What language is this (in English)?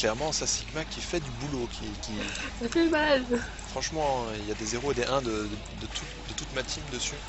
French